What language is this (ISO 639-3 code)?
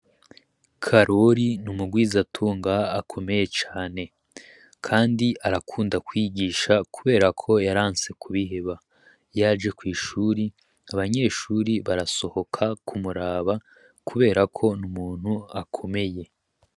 run